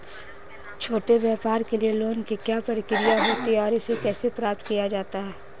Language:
Hindi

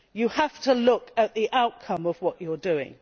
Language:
English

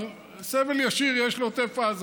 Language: Hebrew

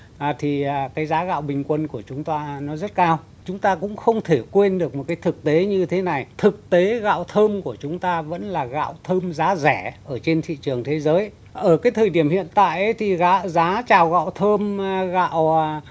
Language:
Vietnamese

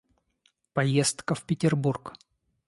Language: Russian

